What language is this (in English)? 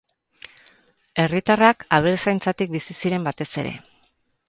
Basque